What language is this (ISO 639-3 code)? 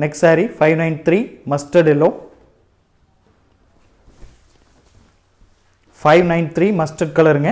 tam